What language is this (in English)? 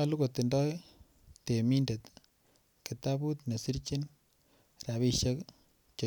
Kalenjin